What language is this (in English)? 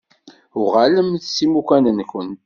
Kabyle